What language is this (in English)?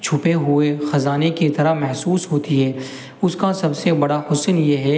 Urdu